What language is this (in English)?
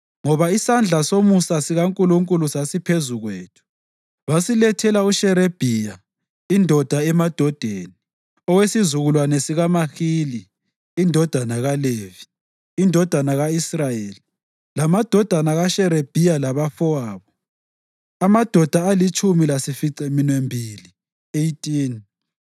North Ndebele